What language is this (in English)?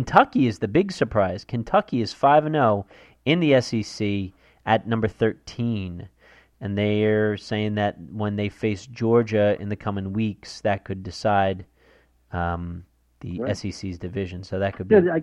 English